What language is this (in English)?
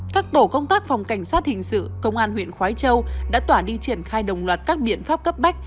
Vietnamese